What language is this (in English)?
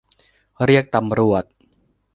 Thai